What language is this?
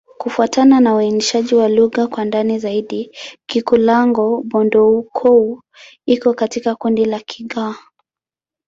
Swahili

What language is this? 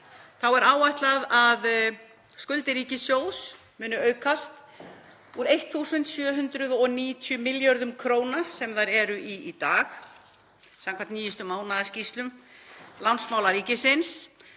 Icelandic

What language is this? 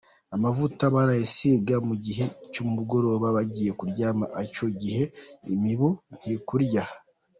Kinyarwanda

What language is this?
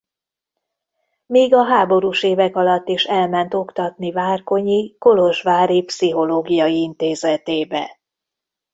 Hungarian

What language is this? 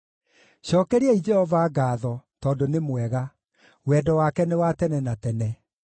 Kikuyu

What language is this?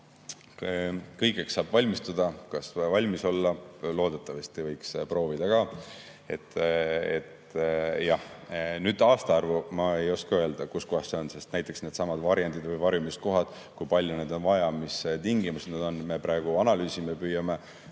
Estonian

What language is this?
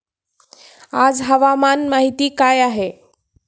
Marathi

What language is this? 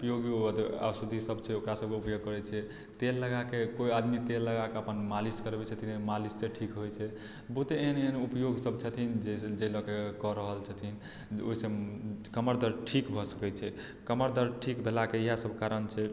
Maithili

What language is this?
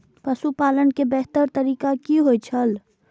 Maithili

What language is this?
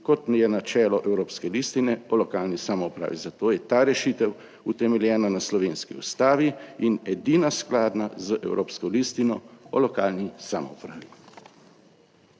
Slovenian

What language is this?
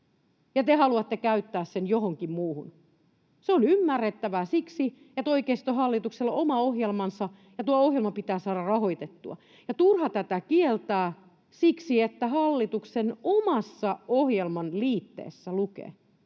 Finnish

